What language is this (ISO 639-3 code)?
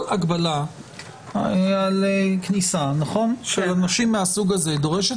heb